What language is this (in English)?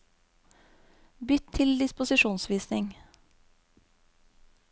Norwegian